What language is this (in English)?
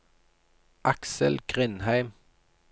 Norwegian